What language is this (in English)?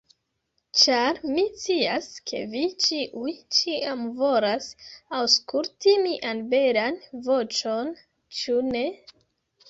Esperanto